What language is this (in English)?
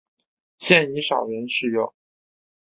Chinese